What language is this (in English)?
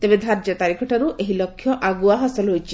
Odia